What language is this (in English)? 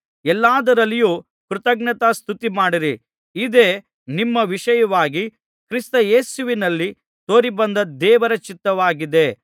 Kannada